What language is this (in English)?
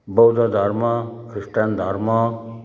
Nepali